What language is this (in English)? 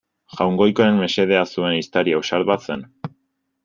Basque